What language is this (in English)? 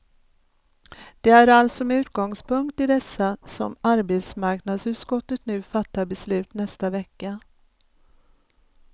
Swedish